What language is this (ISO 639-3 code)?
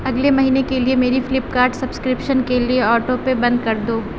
urd